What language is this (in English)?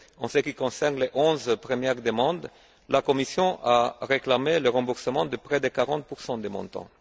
French